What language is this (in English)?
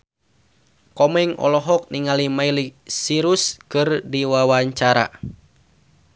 Sundanese